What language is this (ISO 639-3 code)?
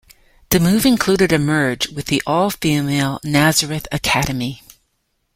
eng